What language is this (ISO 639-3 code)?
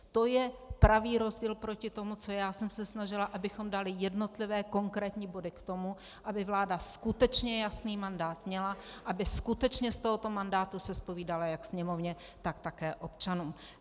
ces